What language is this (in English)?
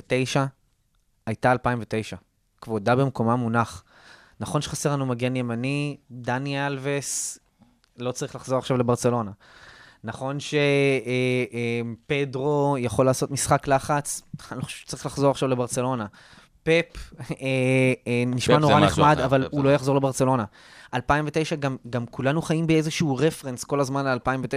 Hebrew